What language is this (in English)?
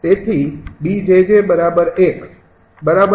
Gujarati